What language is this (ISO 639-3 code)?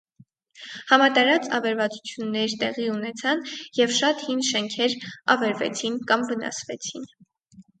hye